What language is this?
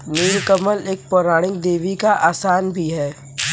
Hindi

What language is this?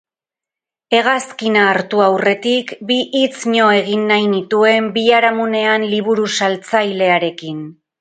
Basque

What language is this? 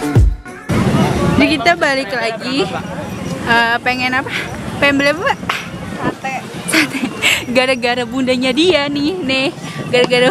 Indonesian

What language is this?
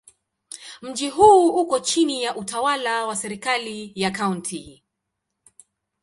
Swahili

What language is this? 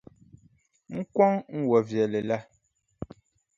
Dagbani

